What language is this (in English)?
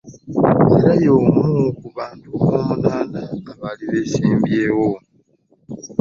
Ganda